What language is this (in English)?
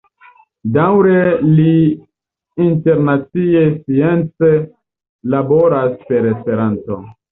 Esperanto